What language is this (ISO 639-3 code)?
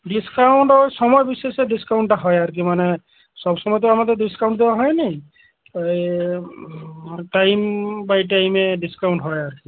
ben